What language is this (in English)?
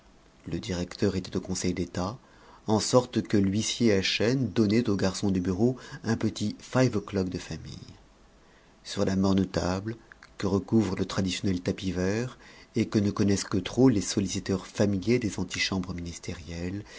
French